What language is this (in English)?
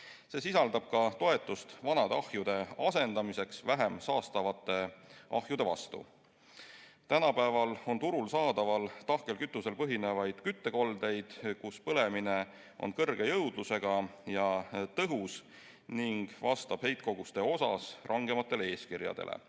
Estonian